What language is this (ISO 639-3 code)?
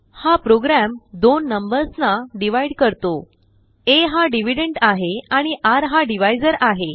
mar